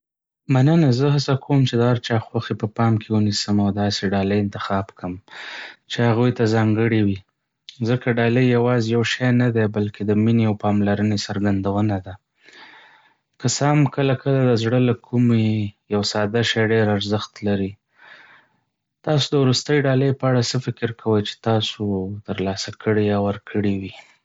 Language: Pashto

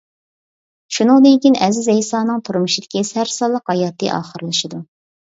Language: Uyghur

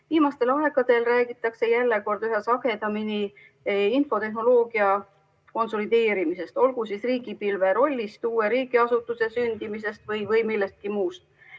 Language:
Estonian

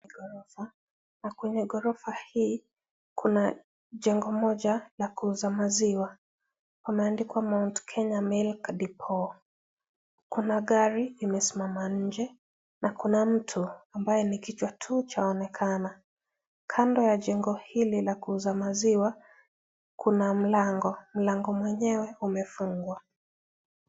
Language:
Swahili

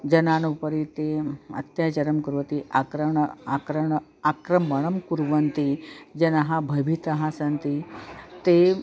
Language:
Sanskrit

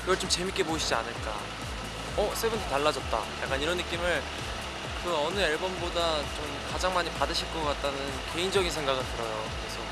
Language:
Korean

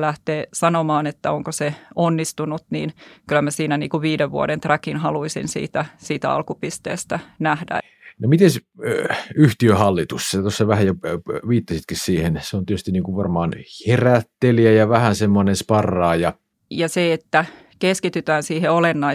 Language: Finnish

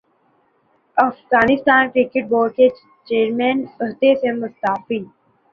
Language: Urdu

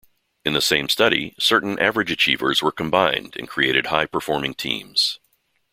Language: English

